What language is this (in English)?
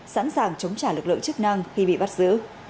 Vietnamese